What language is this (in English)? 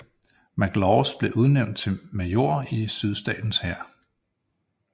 Danish